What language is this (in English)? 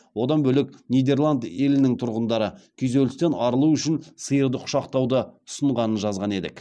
Kazakh